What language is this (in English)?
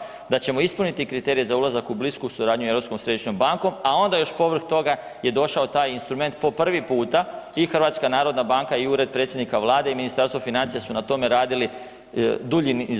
Croatian